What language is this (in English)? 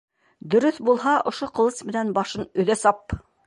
Bashkir